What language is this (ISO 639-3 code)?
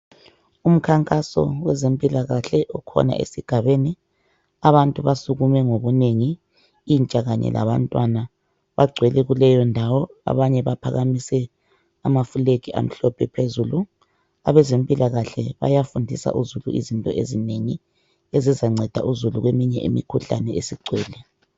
nde